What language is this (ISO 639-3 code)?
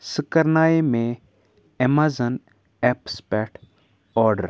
kas